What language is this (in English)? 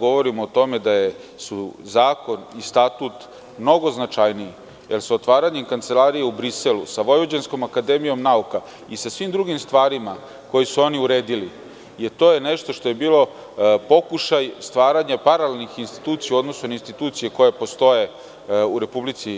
Serbian